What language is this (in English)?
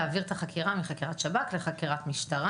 Hebrew